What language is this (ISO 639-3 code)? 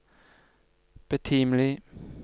nor